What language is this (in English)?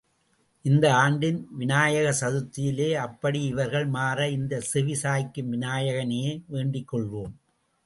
Tamil